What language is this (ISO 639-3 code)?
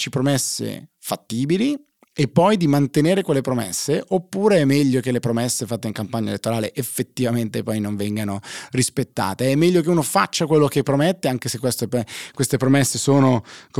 ita